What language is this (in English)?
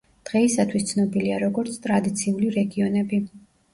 Georgian